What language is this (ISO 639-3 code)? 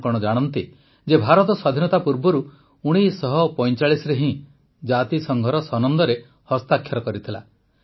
ori